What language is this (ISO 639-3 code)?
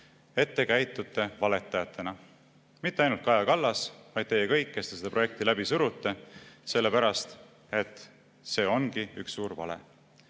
est